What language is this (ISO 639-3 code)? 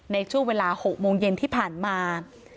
tha